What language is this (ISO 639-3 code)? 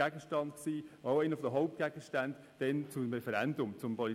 gsw